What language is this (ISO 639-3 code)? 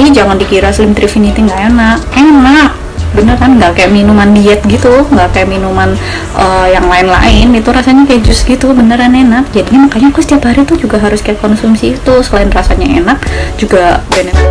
ind